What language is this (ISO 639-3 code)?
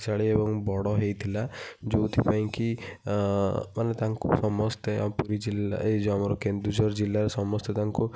ori